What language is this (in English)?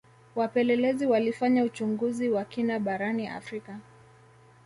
Swahili